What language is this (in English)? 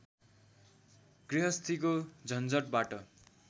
Nepali